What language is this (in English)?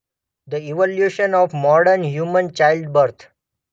Gujarati